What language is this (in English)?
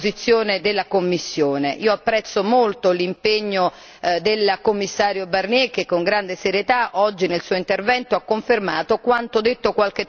Italian